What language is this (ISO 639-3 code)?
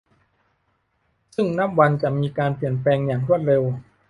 tha